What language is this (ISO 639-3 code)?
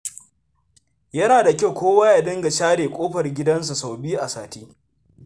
hau